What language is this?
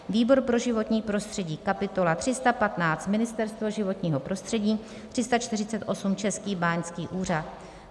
Czech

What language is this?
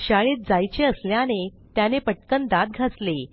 Marathi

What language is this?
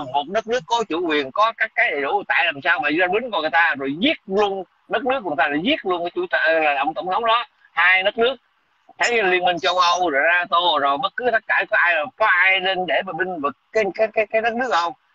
Vietnamese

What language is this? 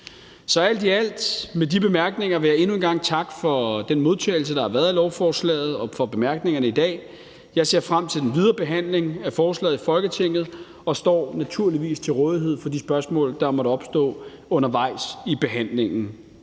Danish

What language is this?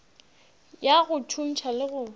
Northern Sotho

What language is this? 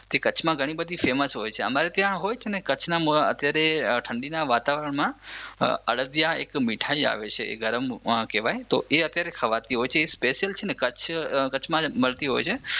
Gujarati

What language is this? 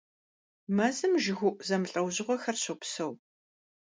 Kabardian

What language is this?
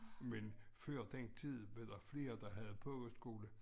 Danish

